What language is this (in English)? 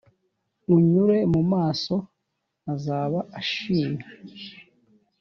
Kinyarwanda